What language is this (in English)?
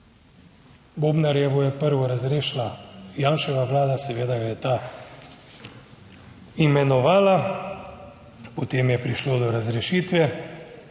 Slovenian